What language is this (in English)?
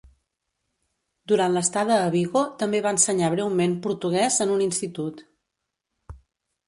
Catalan